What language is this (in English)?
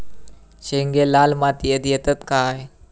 Marathi